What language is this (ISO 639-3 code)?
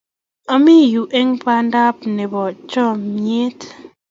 kln